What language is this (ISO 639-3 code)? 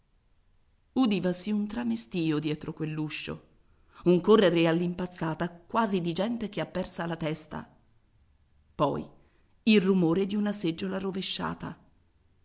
ita